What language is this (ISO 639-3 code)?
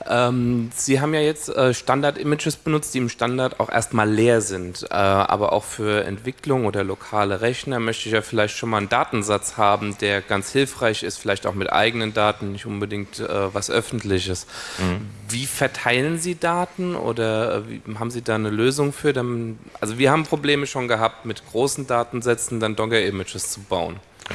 deu